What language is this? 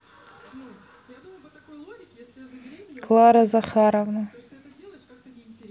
Russian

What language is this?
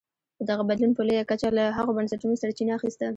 Pashto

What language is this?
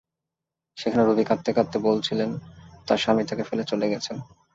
Bangla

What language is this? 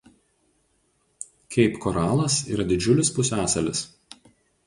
Lithuanian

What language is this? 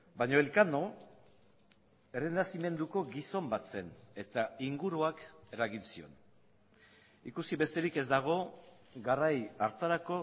Basque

